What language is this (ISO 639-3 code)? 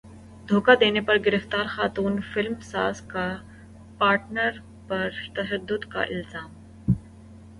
urd